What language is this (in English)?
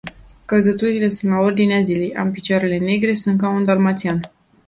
Romanian